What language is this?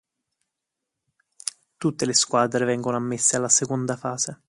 Italian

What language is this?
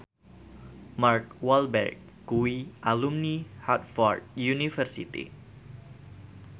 Javanese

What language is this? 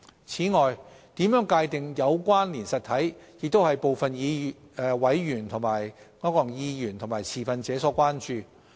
Cantonese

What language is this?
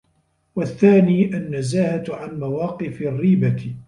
Arabic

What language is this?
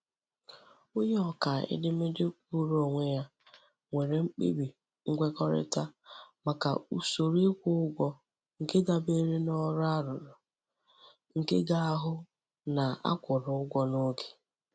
Igbo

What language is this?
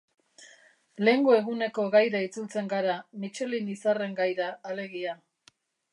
Basque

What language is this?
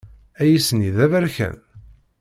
Kabyle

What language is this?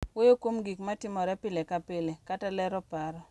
Luo (Kenya and Tanzania)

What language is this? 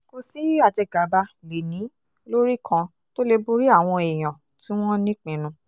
Yoruba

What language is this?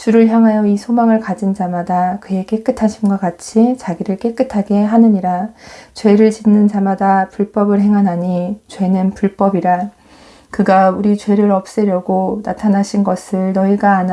Korean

